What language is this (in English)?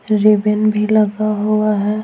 Hindi